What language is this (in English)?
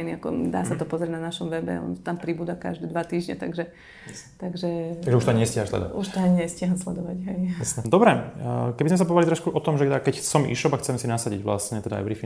Slovak